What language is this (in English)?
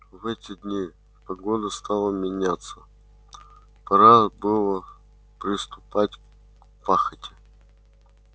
Russian